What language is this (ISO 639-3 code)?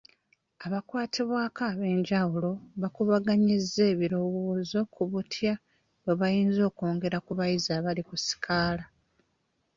lug